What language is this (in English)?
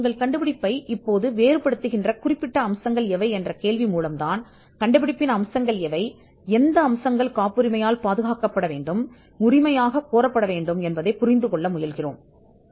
Tamil